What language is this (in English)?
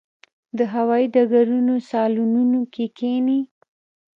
Pashto